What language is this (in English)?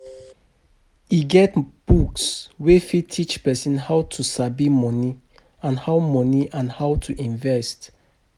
Nigerian Pidgin